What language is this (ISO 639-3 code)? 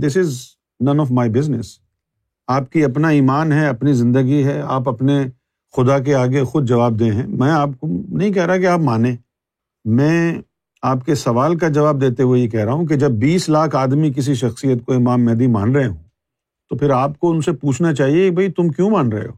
urd